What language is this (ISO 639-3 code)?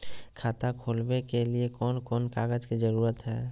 mag